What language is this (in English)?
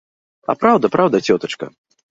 Belarusian